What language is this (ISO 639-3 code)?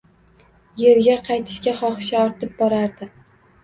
uzb